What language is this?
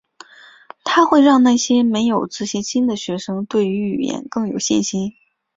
Chinese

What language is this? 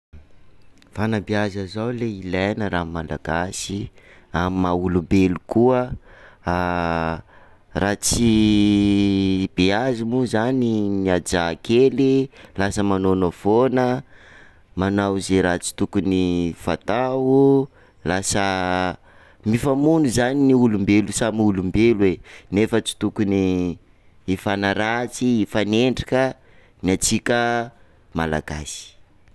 Sakalava Malagasy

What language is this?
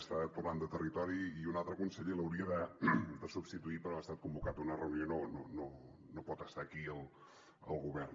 Catalan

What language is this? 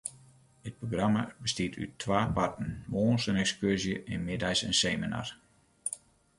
Western Frisian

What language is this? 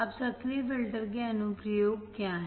Hindi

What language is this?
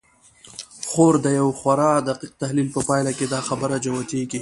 Pashto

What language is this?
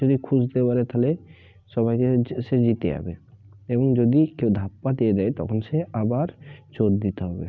Bangla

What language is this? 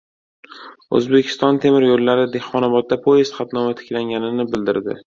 Uzbek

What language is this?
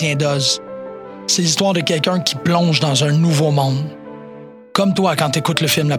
French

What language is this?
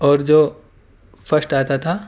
Urdu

